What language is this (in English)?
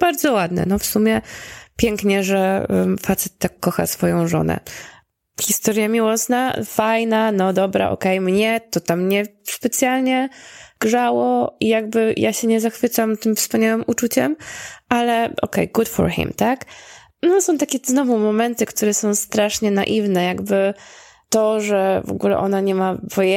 Polish